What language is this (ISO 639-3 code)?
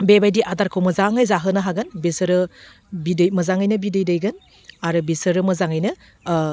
brx